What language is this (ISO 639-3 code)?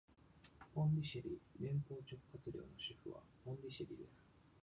jpn